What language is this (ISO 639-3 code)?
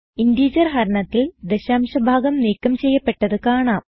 mal